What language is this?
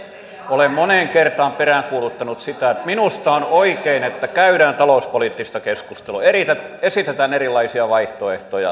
Finnish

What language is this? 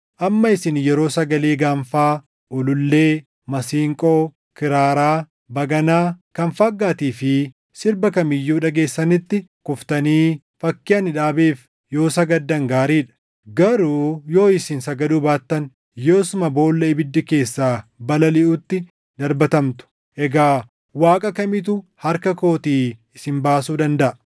Oromo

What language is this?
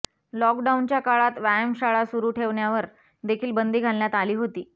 Marathi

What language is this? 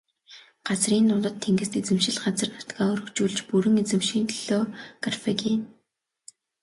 Mongolian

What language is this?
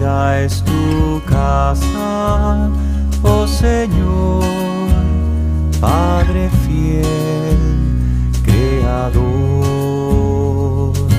Latvian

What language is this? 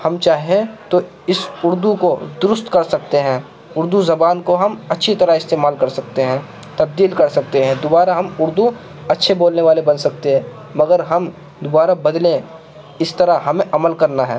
Urdu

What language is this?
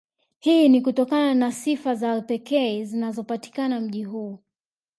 Swahili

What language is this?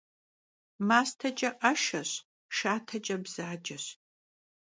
Kabardian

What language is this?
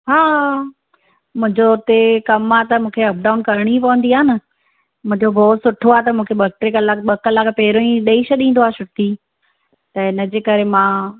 Sindhi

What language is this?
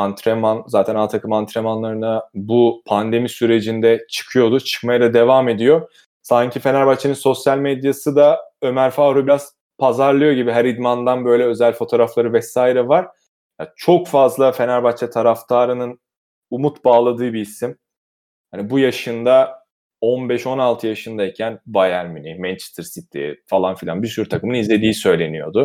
Turkish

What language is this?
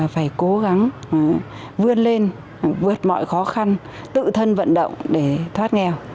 Vietnamese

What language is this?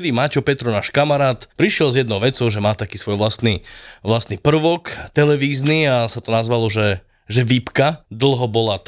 Slovak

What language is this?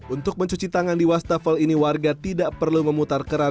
Indonesian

